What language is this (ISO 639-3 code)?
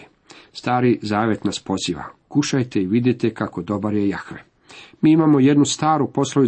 hrv